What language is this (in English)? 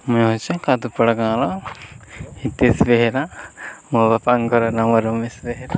Odia